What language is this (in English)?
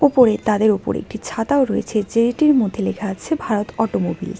Bangla